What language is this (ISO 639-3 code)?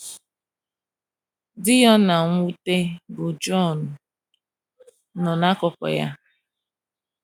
ibo